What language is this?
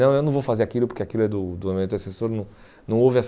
Portuguese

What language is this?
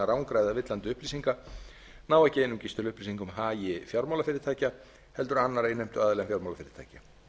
Icelandic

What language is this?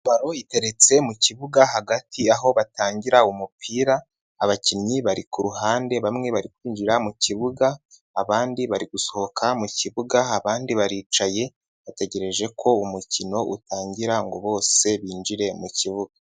Kinyarwanda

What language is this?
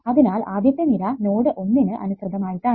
Malayalam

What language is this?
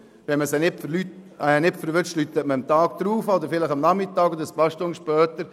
Swiss German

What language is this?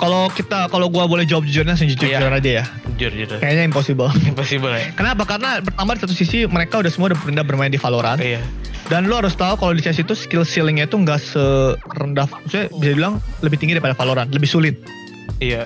Indonesian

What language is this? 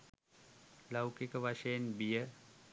Sinhala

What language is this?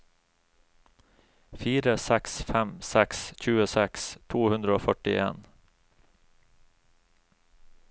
Norwegian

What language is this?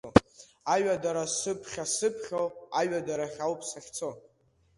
Abkhazian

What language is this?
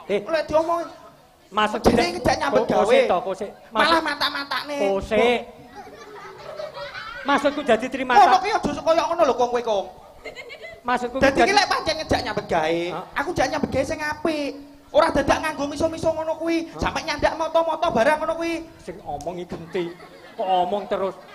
Indonesian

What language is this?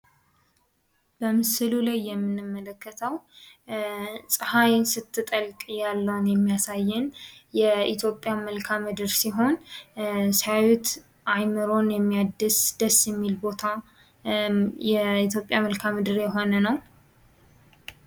Amharic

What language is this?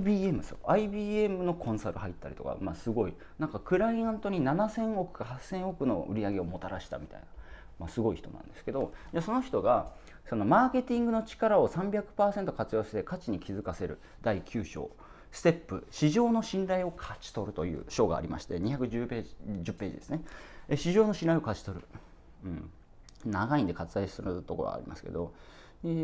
Japanese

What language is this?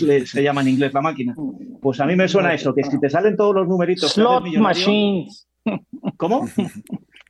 Spanish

